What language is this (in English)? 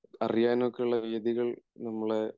Malayalam